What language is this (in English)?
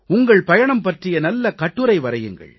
Tamil